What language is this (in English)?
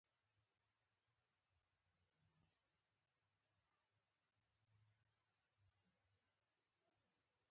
Pashto